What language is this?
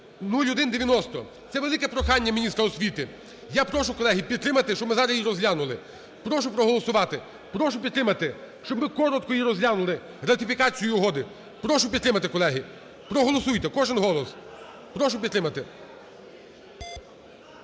Ukrainian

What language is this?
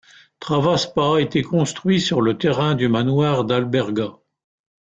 French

